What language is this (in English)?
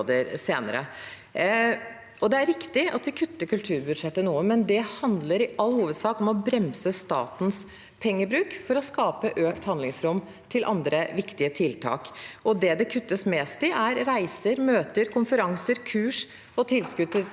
Norwegian